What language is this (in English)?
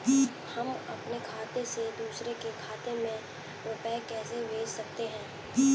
Hindi